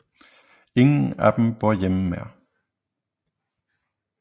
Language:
Danish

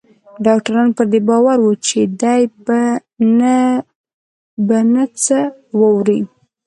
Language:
Pashto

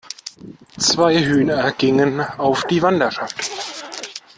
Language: German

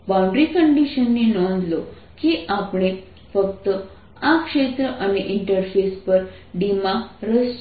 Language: Gujarati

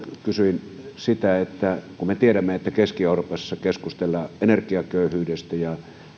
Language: Finnish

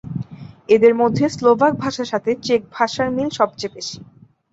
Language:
Bangla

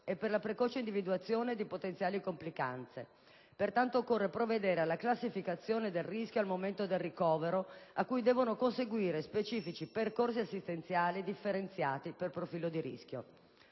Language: Italian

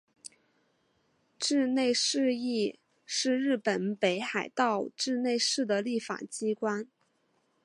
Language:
Chinese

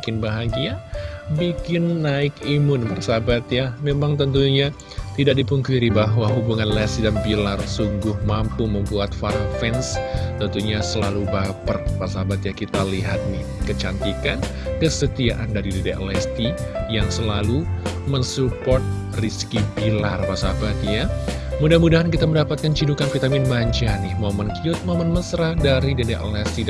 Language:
Indonesian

